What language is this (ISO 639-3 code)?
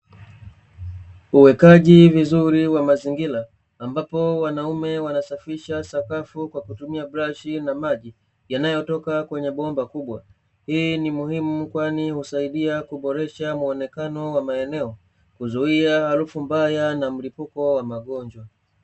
swa